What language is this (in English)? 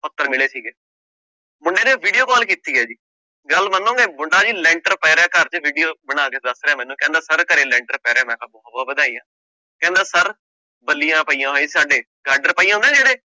Punjabi